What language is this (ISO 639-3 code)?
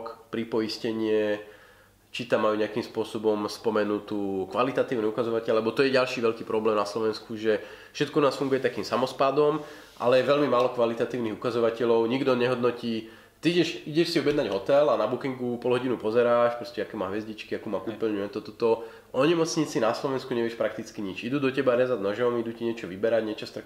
slk